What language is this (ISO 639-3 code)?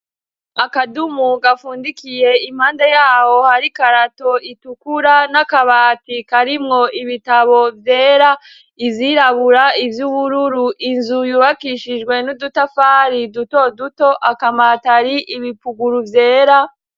run